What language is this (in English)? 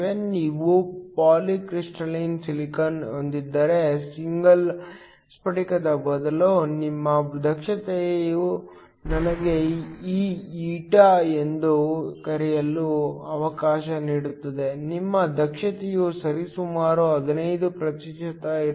Kannada